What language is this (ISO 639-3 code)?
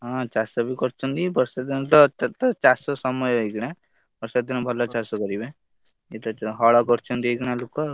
ori